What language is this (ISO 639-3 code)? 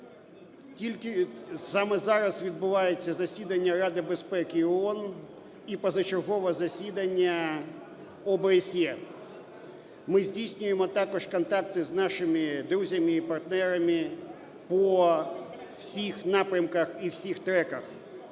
ukr